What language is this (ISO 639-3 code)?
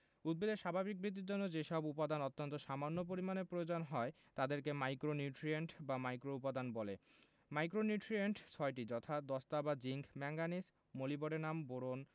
ben